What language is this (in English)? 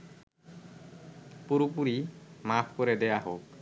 Bangla